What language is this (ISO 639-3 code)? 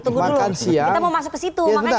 ind